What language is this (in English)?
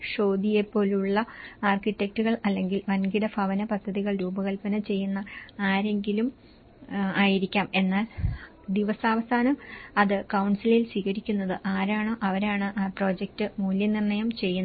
Malayalam